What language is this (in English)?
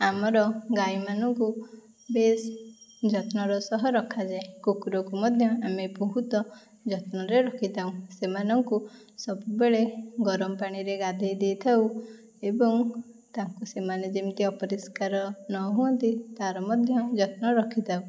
Odia